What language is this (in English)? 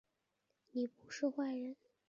Chinese